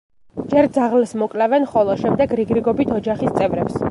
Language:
Georgian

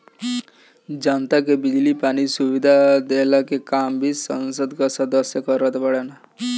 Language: Bhojpuri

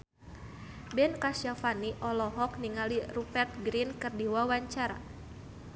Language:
Sundanese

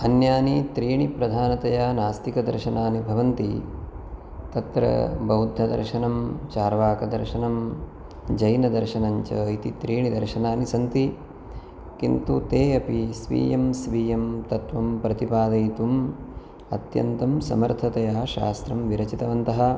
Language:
Sanskrit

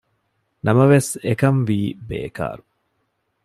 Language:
Divehi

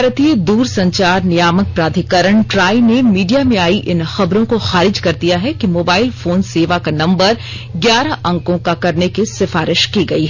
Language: Hindi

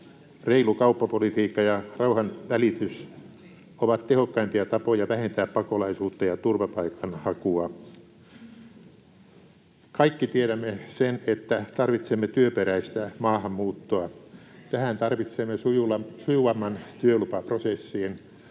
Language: Finnish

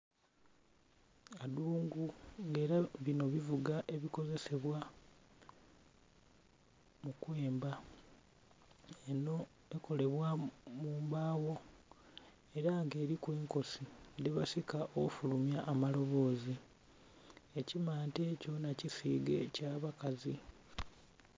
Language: Soga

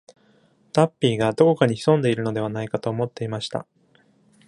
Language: Japanese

